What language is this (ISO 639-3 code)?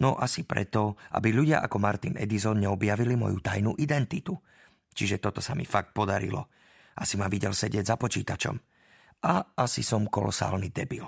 slk